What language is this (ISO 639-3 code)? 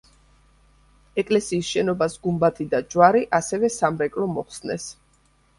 kat